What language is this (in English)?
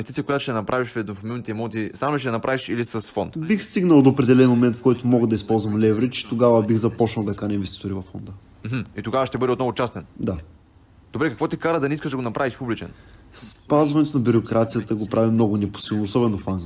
Bulgarian